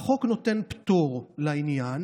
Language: Hebrew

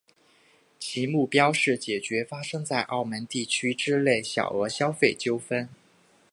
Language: Chinese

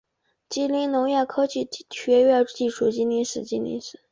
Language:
Chinese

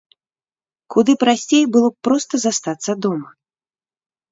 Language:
Belarusian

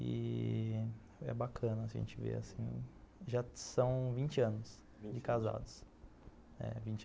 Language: Portuguese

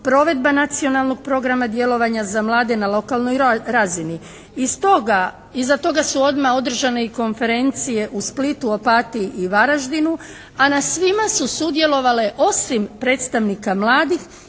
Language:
Croatian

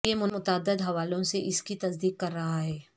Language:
Urdu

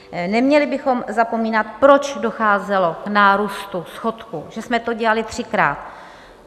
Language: Czech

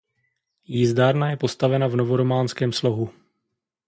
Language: Czech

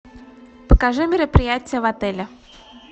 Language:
Russian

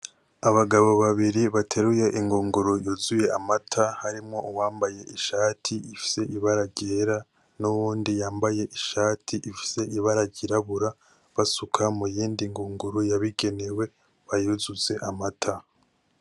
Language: Rundi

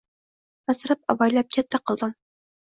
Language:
Uzbek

